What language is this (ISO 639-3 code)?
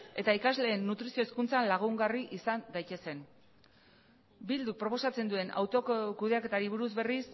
eus